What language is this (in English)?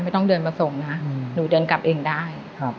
Thai